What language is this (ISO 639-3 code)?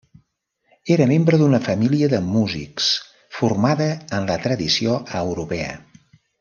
cat